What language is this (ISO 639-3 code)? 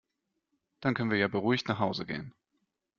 deu